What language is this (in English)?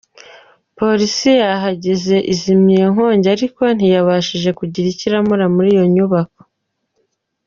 Kinyarwanda